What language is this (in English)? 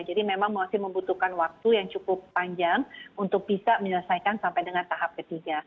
Indonesian